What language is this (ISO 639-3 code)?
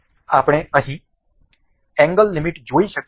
guj